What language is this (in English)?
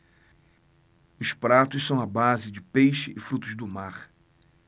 Portuguese